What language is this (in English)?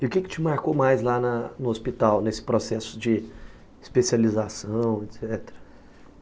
Portuguese